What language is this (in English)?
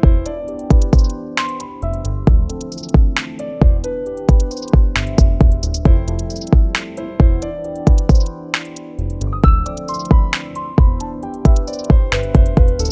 Vietnamese